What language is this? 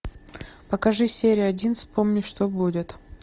Russian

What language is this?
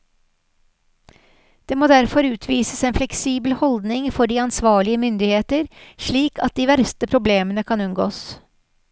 Norwegian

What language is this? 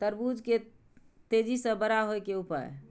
Maithili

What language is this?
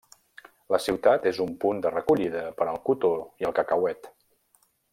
Catalan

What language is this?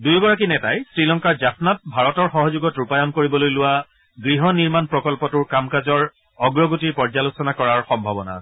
Assamese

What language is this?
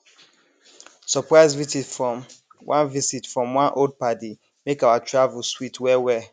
Nigerian Pidgin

